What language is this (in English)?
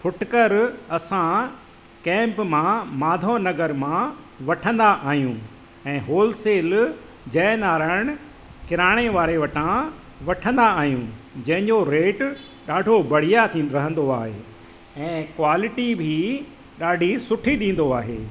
Sindhi